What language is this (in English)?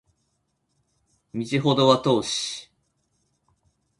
Japanese